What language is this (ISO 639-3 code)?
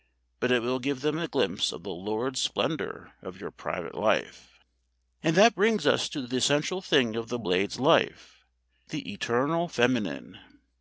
eng